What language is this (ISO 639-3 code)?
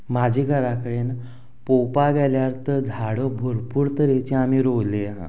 kok